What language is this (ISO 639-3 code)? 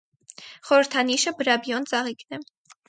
hye